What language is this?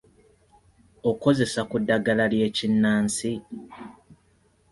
Ganda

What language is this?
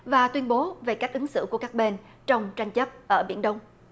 Vietnamese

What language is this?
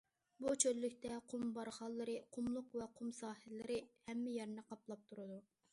Uyghur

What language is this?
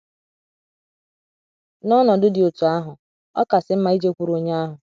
Igbo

